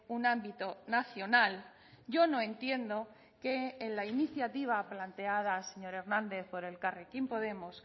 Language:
Spanish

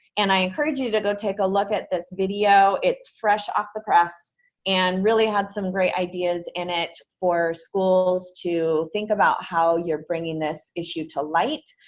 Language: English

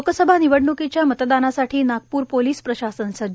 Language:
Marathi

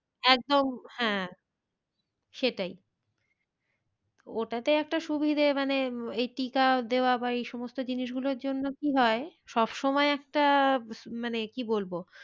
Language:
Bangla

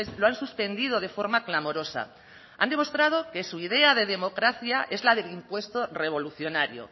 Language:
Spanish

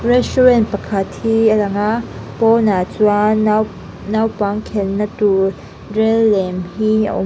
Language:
Mizo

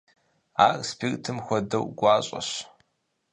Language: Kabardian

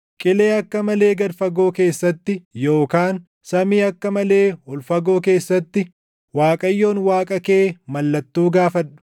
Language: Oromo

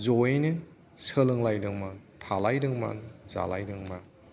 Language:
Bodo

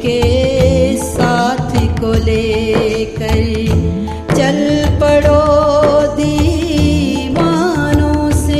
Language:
Hindi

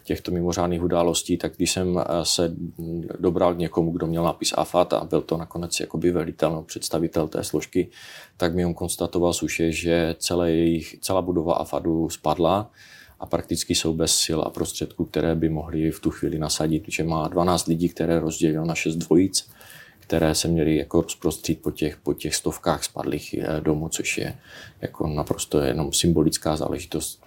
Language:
Czech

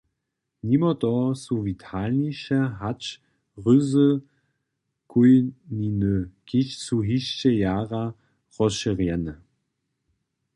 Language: Upper Sorbian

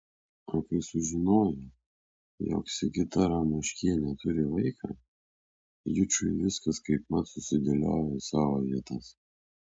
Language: Lithuanian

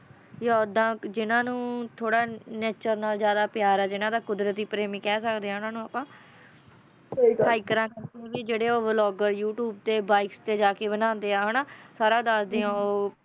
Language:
Punjabi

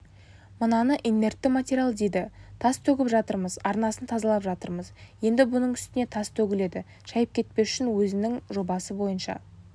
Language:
Kazakh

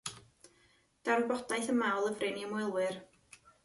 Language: Welsh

